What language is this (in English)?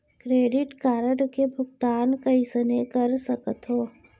Chhattisgarhi